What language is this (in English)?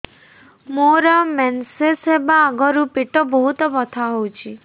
Odia